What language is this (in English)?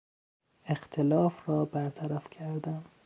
Persian